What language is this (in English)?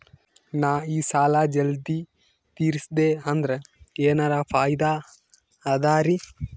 Kannada